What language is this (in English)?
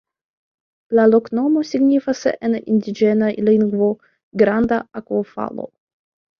Esperanto